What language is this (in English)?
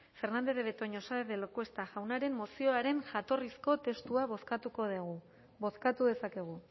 Basque